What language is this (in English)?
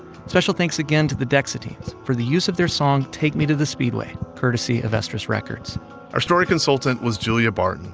English